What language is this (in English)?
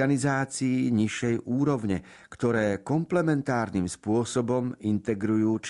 Slovak